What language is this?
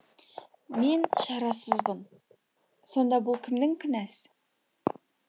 Kazakh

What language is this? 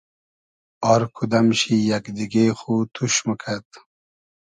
Hazaragi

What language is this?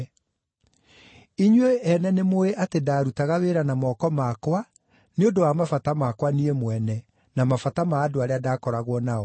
Kikuyu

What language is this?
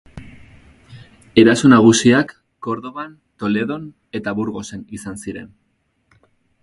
Basque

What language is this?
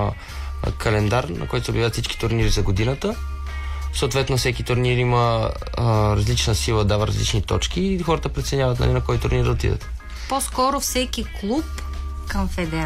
Bulgarian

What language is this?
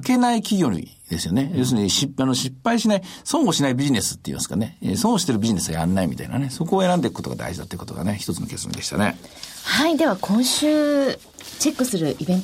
Japanese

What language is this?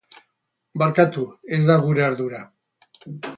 Basque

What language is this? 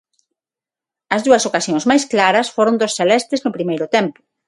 Galician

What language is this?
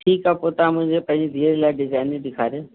Sindhi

